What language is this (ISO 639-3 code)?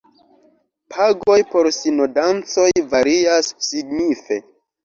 epo